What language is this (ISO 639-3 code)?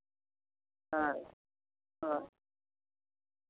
sat